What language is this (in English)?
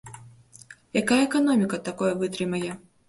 Belarusian